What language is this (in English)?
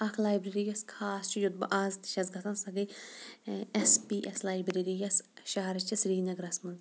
Kashmiri